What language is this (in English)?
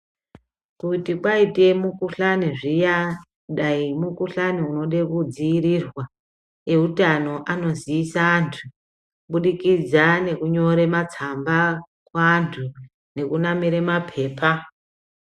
Ndau